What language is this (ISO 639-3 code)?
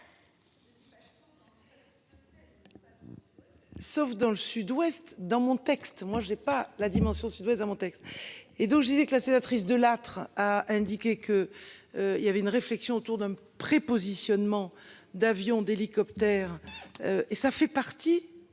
fra